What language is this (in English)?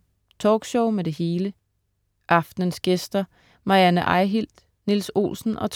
Danish